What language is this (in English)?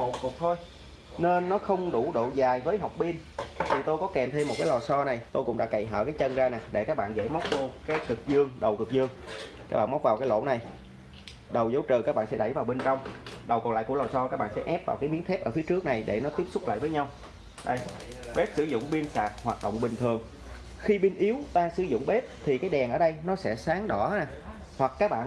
Vietnamese